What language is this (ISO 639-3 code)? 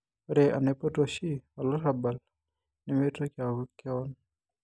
mas